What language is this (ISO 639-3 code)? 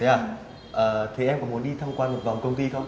vie